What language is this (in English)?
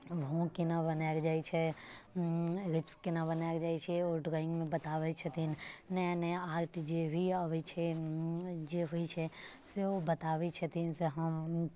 Maithili